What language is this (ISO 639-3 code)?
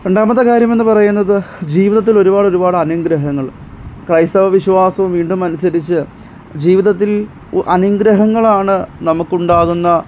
mal